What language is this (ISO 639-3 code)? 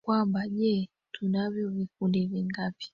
swa